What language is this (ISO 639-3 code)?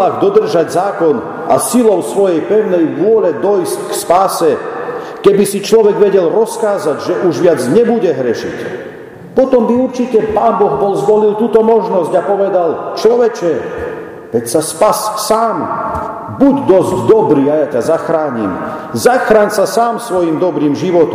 slk